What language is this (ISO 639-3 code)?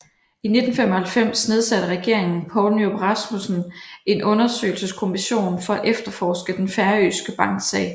dan